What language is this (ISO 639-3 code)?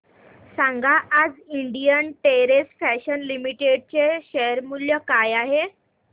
mar